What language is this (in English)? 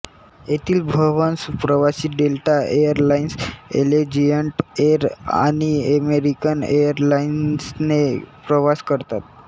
Marathi